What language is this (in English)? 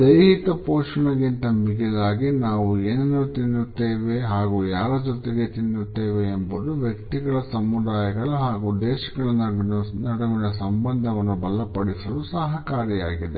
Kannada